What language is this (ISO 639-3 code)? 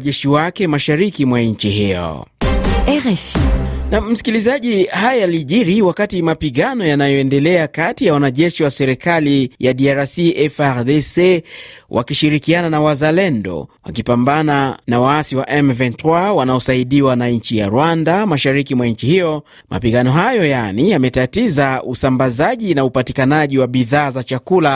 swa